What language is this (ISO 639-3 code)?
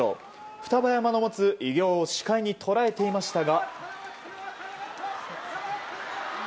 jpn